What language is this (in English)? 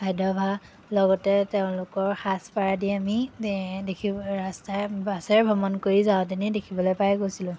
Assamese